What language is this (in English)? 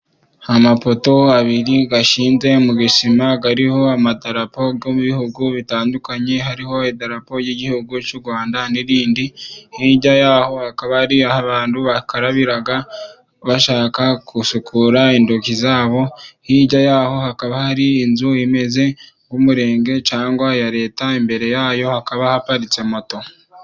Kinyarwanda